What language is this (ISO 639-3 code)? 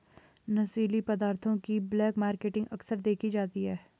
hin